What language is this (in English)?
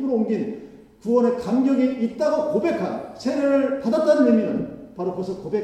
Korean